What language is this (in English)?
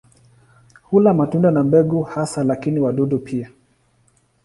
Swahili